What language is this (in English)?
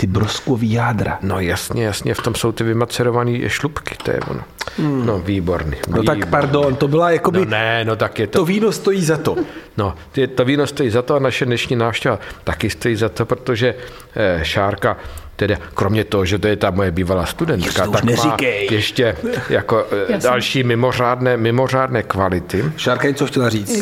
Czech